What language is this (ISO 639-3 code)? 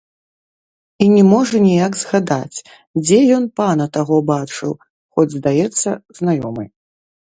bel